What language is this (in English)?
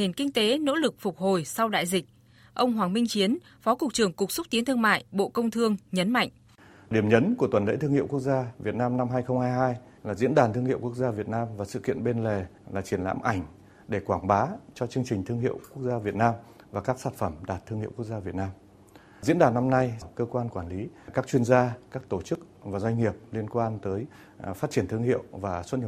Vietnamese